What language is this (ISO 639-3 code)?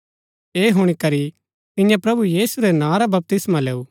gbk